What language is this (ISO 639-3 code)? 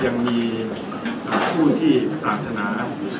tha